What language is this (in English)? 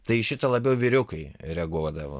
Lithuanian